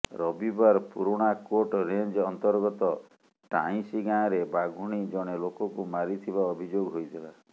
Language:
Odia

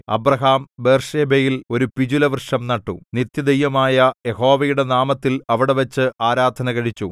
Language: Malayalam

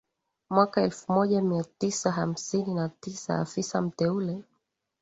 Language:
Swahili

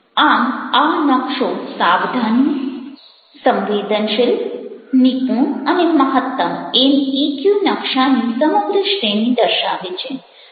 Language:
Gujarati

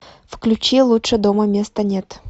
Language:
Russian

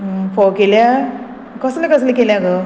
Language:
Konkani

